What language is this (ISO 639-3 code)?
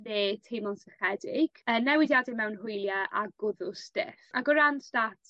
cym